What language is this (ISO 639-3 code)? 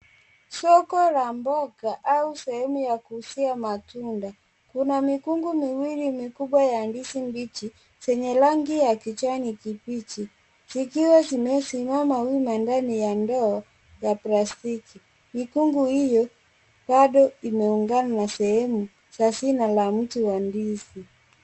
swa